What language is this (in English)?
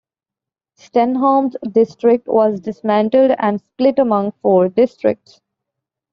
English